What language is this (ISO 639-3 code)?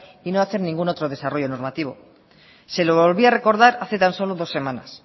spa